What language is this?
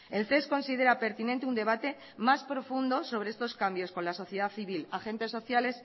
Spanish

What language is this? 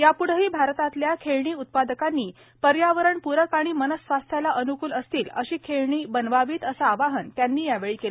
Marathi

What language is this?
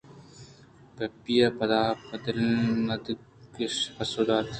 Eastern Balochi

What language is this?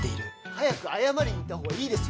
Japanese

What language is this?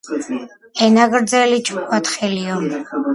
Georgian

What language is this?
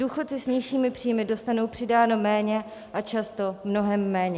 Czech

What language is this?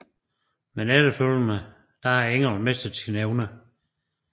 Danish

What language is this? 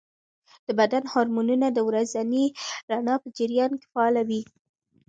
Pashto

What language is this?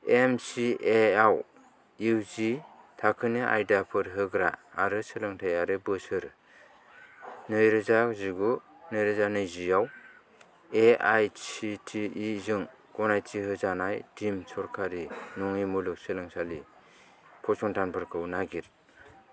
Bodo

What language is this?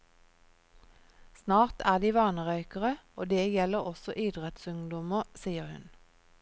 Norwegian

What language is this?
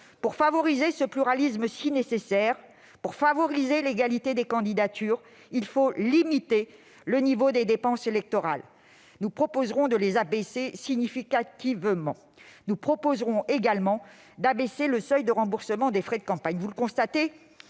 French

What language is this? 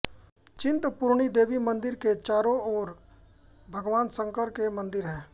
Hindi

